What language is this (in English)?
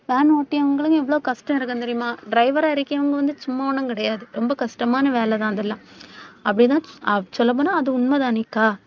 Tamil